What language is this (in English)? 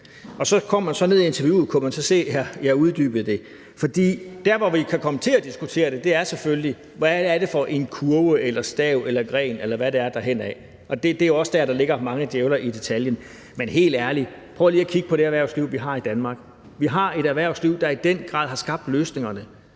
Danish